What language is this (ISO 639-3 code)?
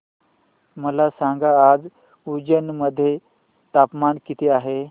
mar